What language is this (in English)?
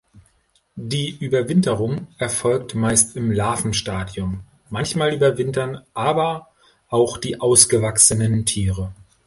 German